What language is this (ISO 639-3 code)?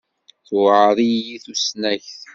kab